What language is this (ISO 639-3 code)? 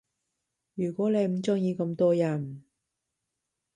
yue